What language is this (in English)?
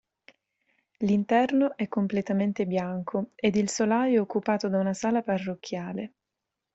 Italian